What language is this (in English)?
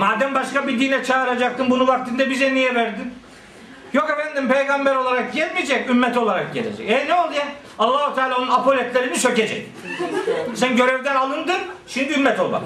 Turkish